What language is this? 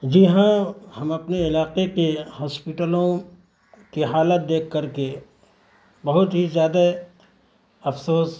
Urdu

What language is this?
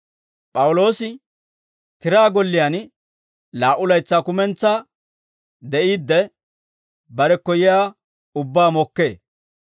Dawro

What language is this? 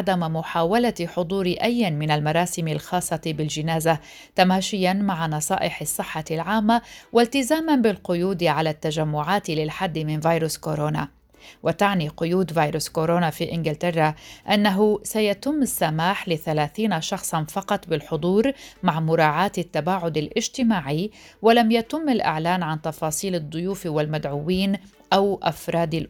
Arabic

